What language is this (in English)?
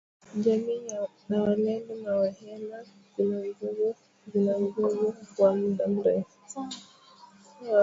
Swahili